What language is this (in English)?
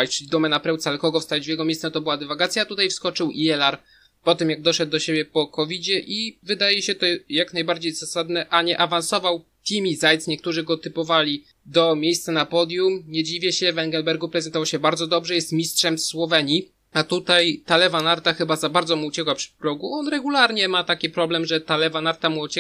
Polish